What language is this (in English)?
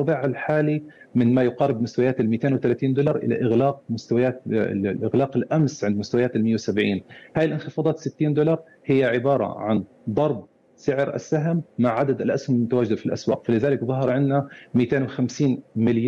Arabic